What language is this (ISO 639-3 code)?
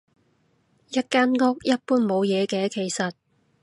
yue